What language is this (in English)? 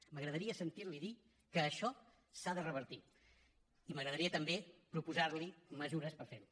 Catalan